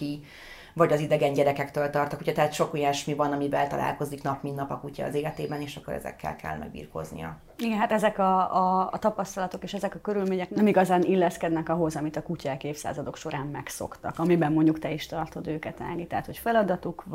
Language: Hungarian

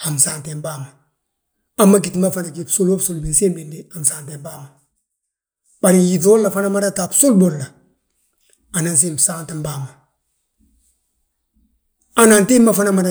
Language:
Balanta-Ganja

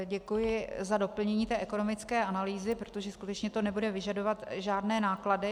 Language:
Czech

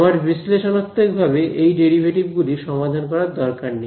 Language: Bangla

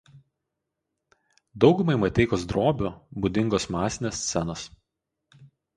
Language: Lithuanian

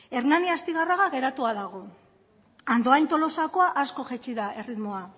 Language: Basque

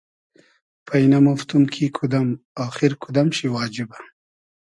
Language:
Hazaragi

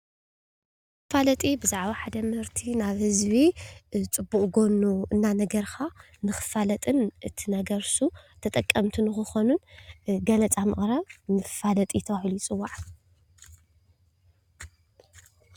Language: Tigrinya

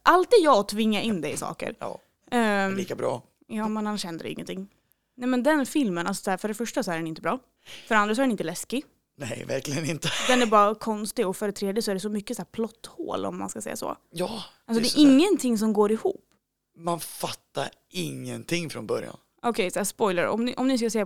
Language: Swedish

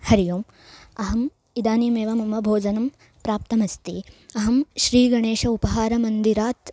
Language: Sanskrit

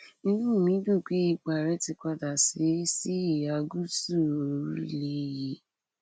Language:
Yoruba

